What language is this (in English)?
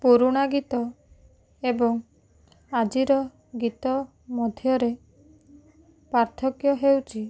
Odia